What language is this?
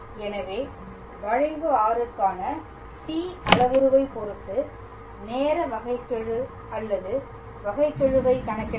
Tamil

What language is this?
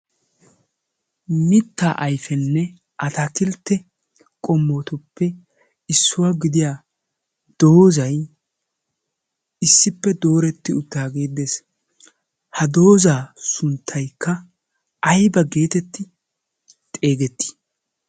Wolaytta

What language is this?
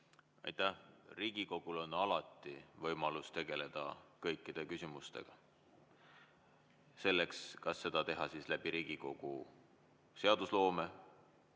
Estonian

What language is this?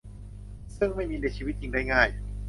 Thai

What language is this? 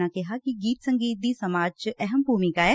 Punjabi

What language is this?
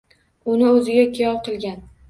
Uzbek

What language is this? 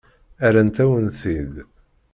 Kabyle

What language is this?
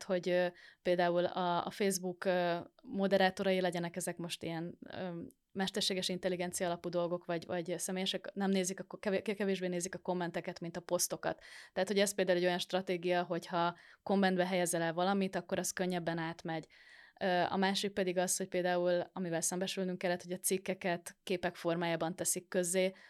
Hungarian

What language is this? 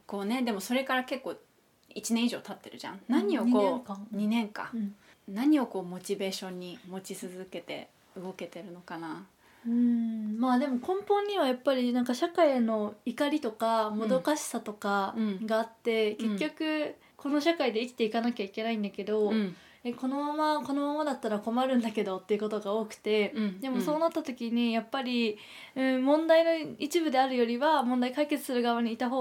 Japanese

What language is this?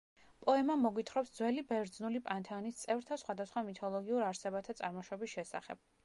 Georgian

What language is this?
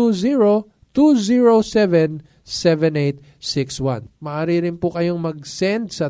Filipino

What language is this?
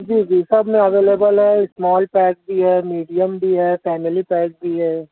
Urdu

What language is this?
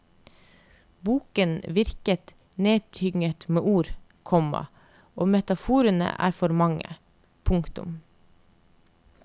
Norwegian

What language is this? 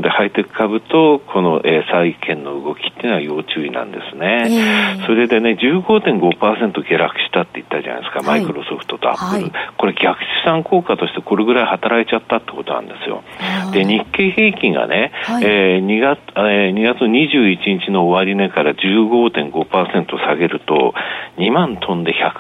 Japanese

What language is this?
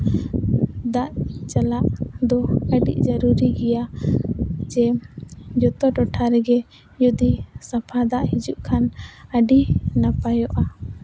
Santali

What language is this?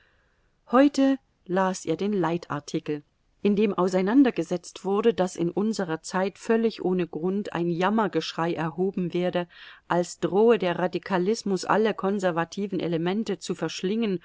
German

